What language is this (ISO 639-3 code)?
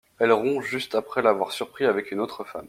fra